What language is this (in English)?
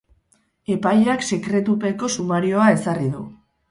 Basque